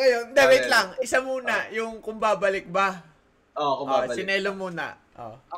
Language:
Filipino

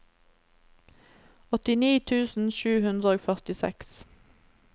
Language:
Norwegian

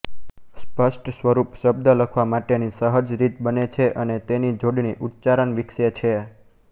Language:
Gujarati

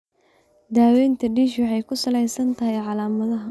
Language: Somali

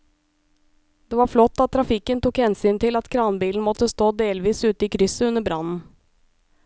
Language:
Norwegian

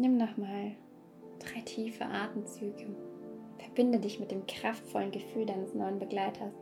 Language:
German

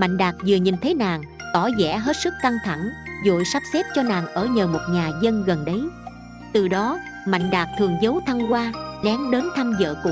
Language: Vietnamese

